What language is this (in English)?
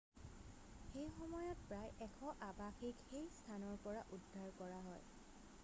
Assamese